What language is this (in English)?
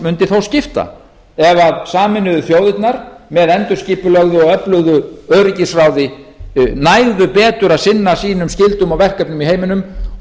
Icelandic